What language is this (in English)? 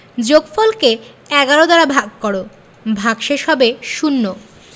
Bangla